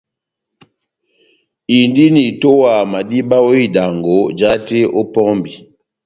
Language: Batanga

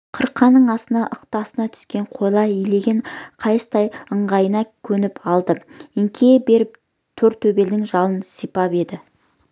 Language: Kazakh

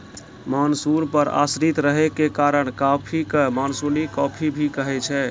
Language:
Maithili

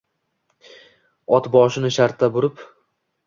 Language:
Uzbek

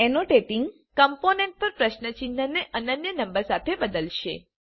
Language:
Gujarati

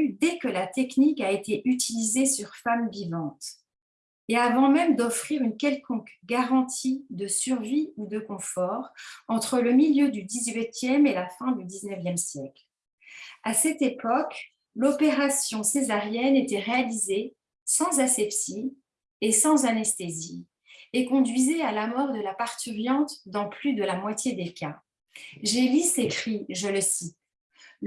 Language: French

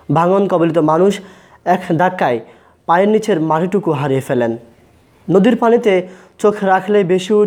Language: Bangla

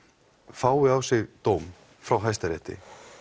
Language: Icelandic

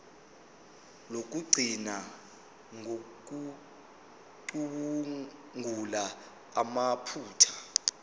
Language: Zulu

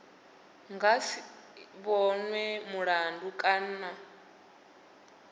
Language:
Venda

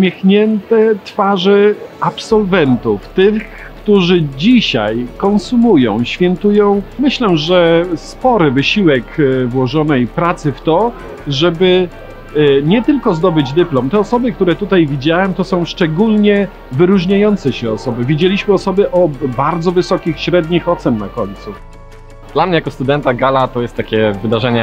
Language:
Polish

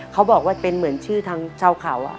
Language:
Thai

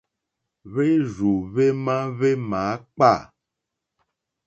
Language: Mokpwe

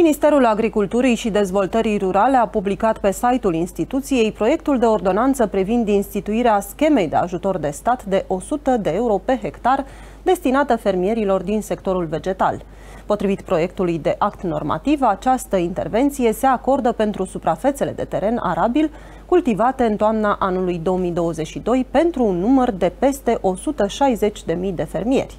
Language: Romanian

